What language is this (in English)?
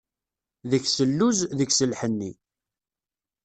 Kabyle